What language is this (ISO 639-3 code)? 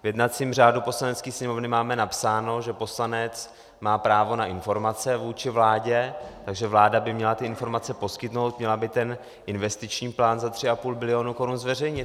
ces